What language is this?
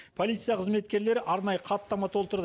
Kazakh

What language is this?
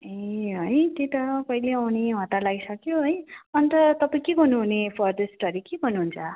Nepali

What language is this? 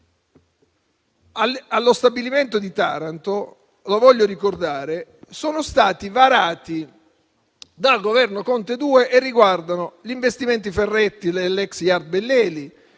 Italian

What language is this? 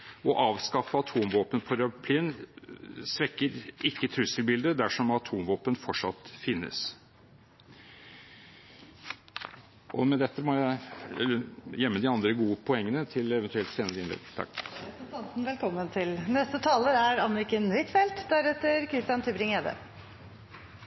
Norwegian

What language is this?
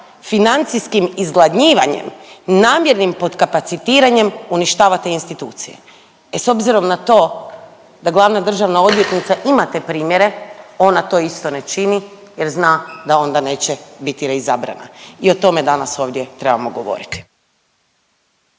Croatian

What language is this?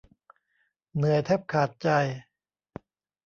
Thai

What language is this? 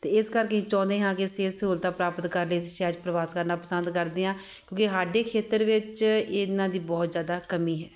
Punjabi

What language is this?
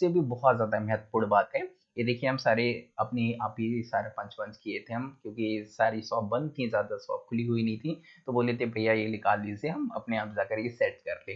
Hindi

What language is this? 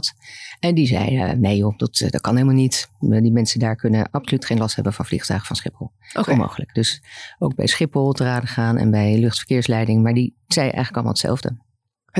Dutch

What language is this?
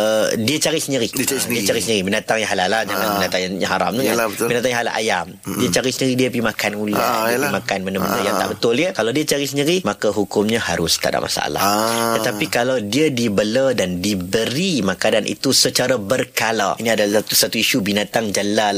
Malay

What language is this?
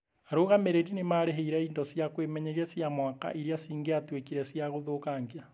Kikuyu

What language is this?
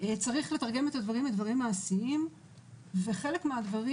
Hebrew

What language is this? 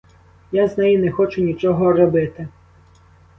Ukrainian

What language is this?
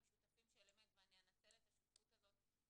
Hebrew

